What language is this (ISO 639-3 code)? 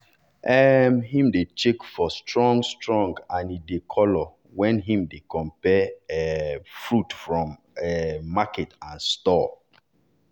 pcm